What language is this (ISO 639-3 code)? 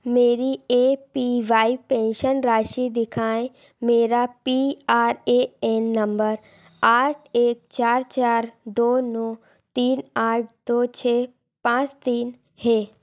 hin